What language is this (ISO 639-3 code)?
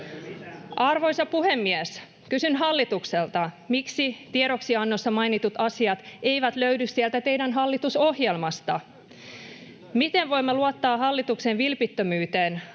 fin